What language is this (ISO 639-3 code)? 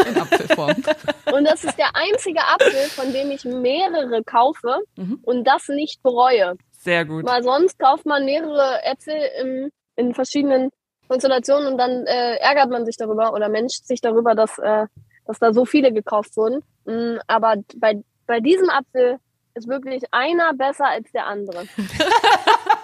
deu